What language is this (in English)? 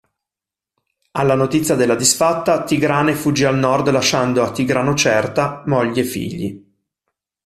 Italian